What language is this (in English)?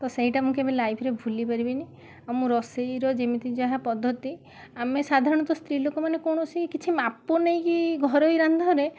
Odia